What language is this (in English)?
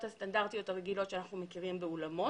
Hebrew